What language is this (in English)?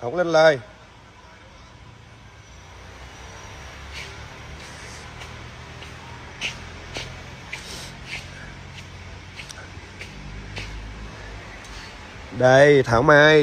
Vietnamese